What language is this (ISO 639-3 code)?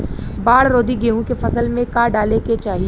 bho